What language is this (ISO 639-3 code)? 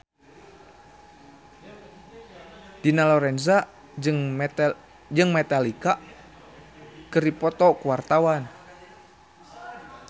sun